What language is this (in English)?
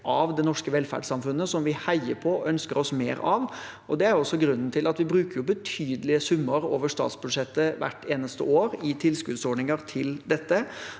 Norwegian